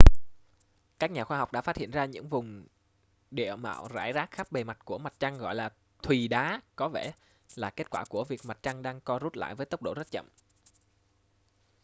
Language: Vietnamese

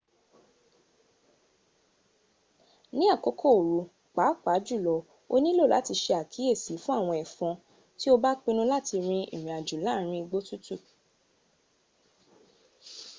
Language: Yoruba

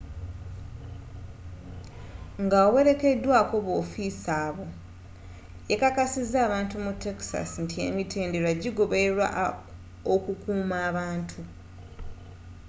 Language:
Ganda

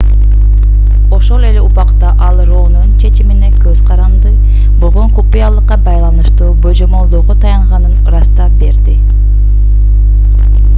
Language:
Kyrgyz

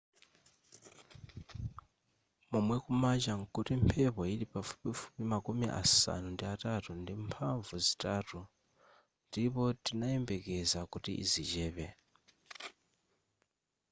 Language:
Nyanja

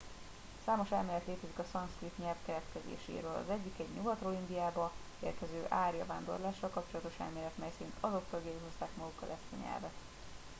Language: Hungarian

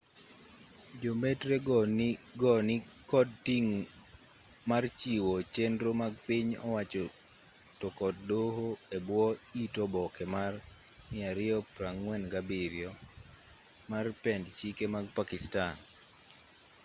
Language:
Luo (Kenya and Tanzania)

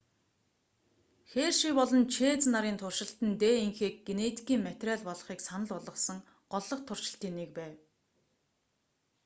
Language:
Mongolian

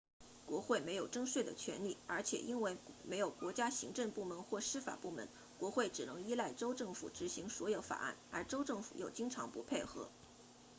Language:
Chinese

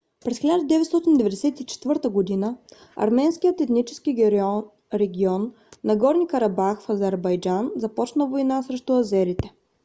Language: Bulgarian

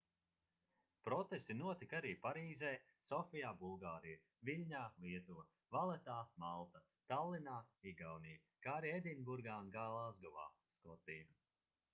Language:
Latvian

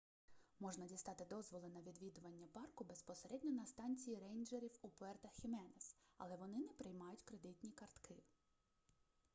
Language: Ukrainian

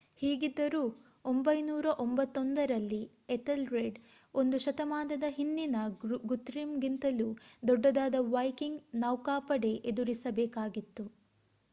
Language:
Kannada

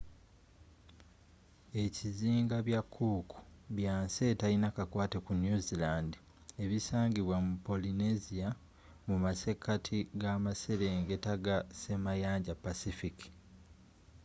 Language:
Ganda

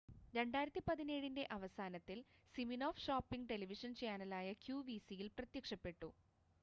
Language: Malayalam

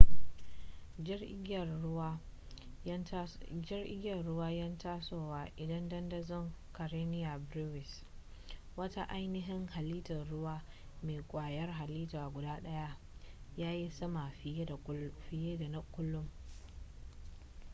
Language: Hausa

